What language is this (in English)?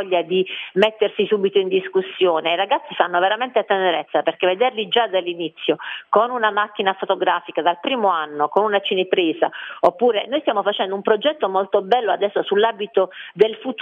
Italian